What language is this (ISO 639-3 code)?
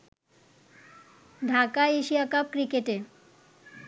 ben